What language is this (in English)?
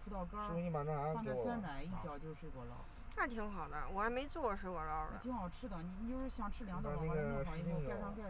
Chinese